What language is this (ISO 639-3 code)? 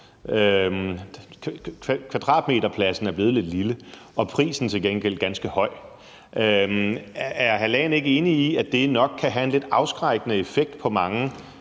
dan